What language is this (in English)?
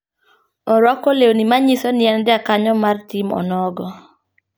Luo (Kenya and Tanzania)